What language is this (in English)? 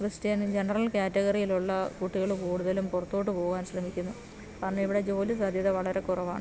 Malayalam